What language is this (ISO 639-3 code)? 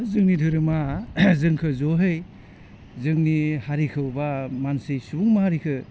brx